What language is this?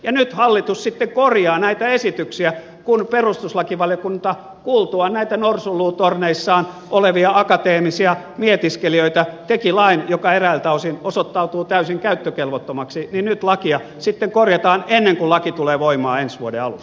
Finnish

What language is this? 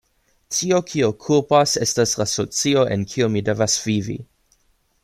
Esperanto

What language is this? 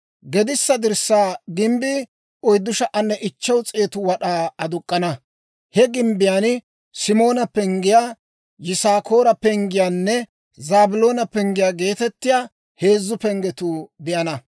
Dawro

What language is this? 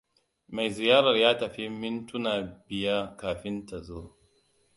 Hausa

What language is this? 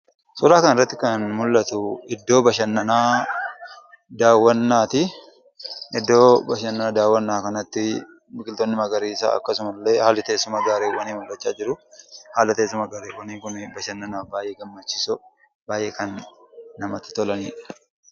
Oromo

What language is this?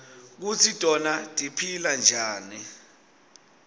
Swati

